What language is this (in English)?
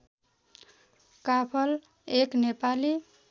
Nepali